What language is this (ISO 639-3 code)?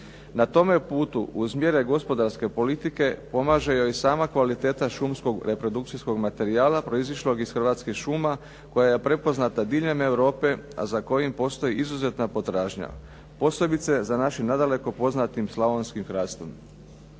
hrv